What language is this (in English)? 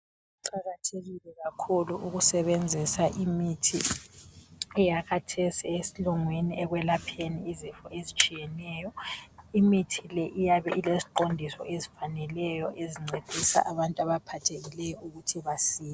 North Ndebele